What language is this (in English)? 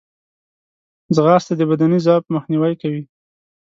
Pashto